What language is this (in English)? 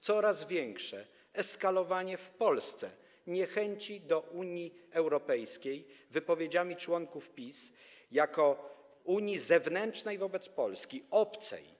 Polish